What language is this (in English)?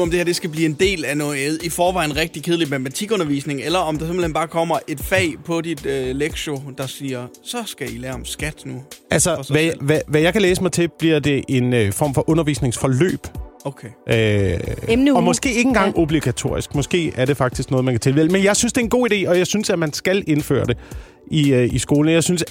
Danish